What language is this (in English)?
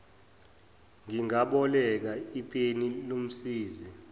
Zulu